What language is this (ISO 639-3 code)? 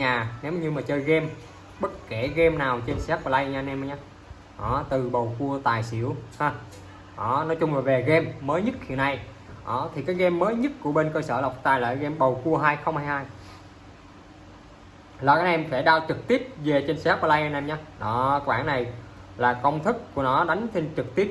vie